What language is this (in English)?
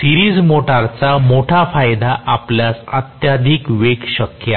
Marathi